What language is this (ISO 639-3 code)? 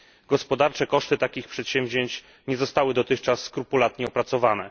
pol